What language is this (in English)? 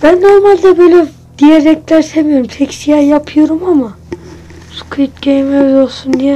Turkish